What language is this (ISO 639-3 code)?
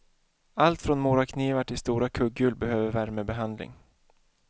swe